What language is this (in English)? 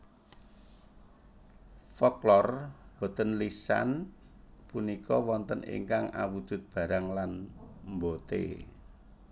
Javanese